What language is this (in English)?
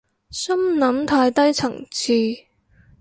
Cantonese